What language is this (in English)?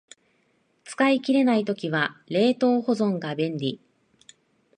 Japanese